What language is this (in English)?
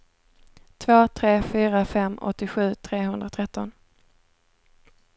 Swedish